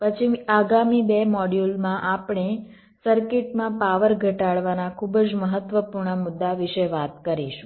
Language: Gujarati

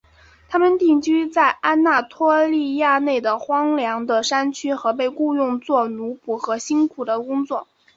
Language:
Chinese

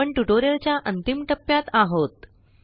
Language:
Marathi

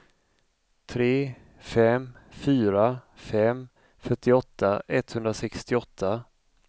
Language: Swedish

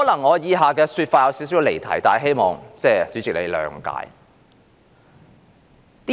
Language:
Cantonese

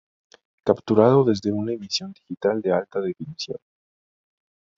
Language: Spanish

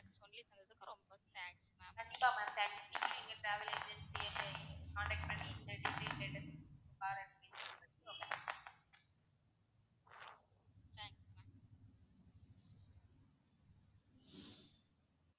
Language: Tamil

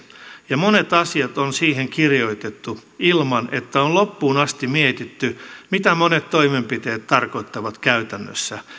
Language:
Finnish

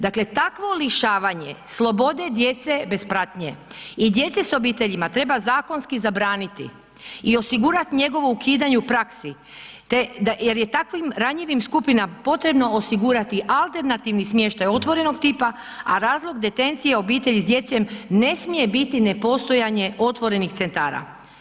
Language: Croatian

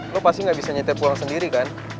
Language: Indonesian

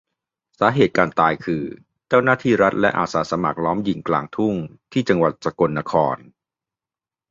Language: Thai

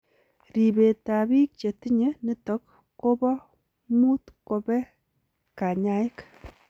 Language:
Kalenjin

